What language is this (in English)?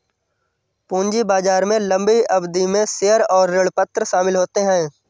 Hindi